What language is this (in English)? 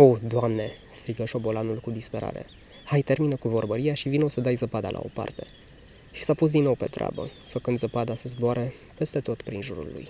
Romanian